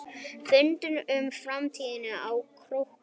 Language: Icelandic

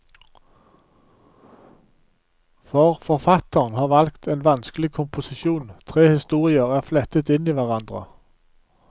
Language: Norwegian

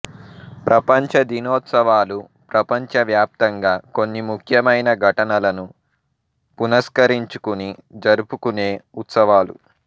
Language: Telugu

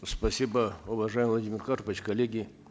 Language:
Kazakh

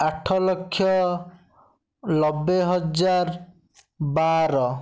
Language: Odia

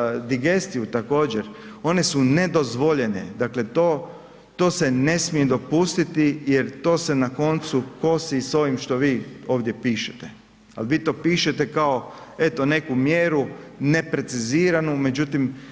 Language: Croatian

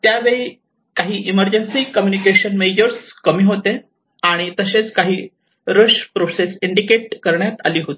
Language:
Marathi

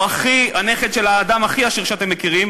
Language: Hebrew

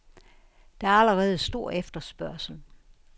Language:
Danish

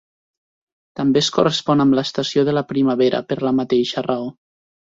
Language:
Catalan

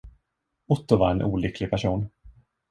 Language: Swedish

